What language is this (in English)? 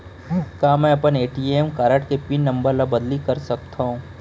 Chhattisgarhi